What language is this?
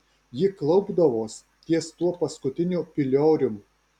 Lithuanian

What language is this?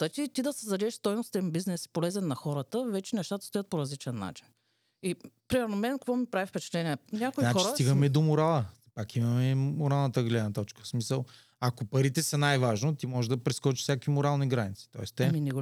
Bulgarian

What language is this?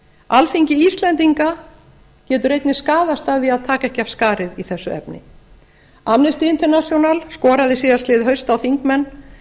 Icelandic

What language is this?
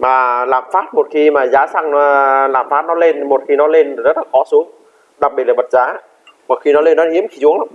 Vietnamese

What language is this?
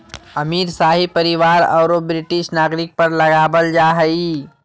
Magahi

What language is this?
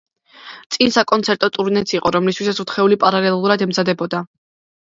Georgian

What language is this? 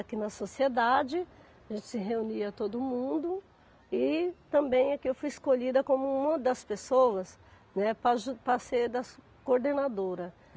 Portuguese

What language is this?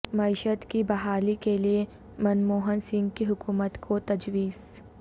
Urdu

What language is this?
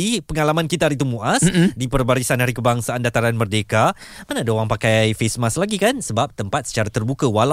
Malay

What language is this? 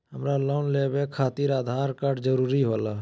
Magahi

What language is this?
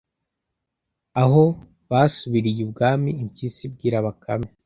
Kinyarwanda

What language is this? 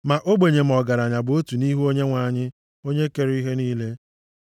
Igbo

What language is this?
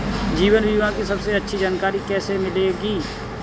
Hindi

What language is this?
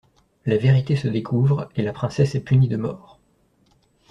French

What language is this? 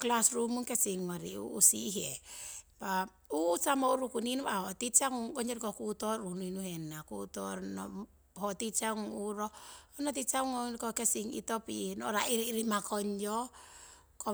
Siwai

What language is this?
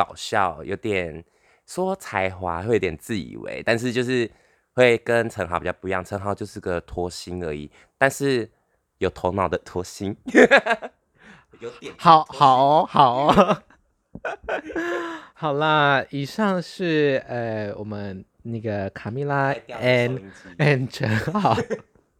Chinese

